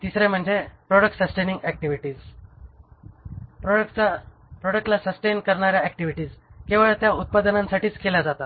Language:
Marathi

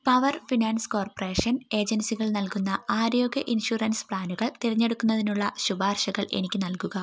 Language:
Malayalam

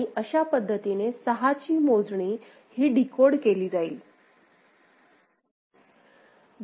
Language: Marathi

